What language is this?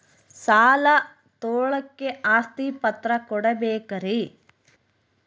Kannada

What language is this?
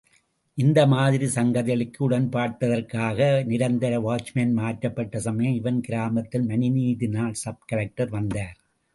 Tamil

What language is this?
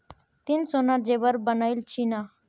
Magahi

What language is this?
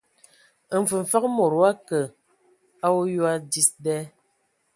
Ewondo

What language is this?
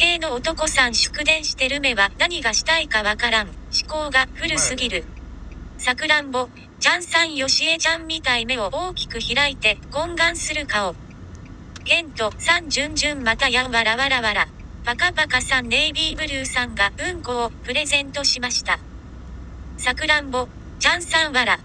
Japanese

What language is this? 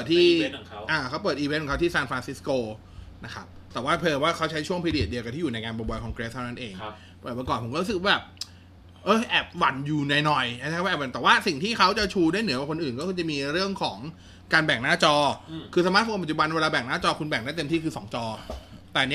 Thai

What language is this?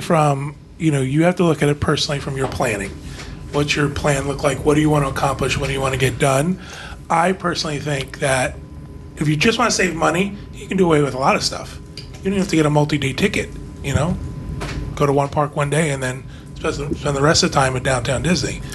English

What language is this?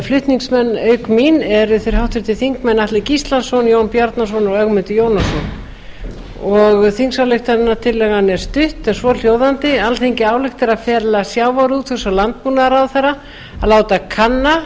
Icelandic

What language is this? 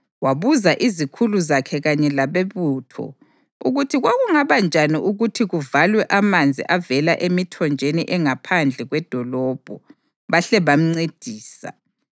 North Ndebele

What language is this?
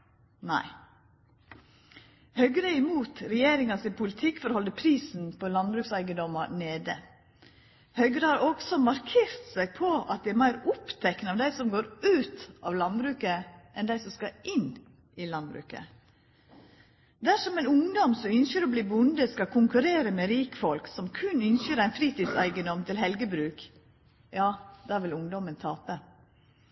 Norwegian Nynorsk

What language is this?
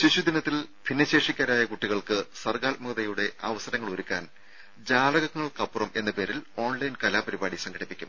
Malayalam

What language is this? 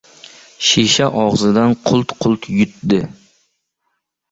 Uzbek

